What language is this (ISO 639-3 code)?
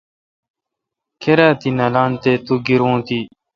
xka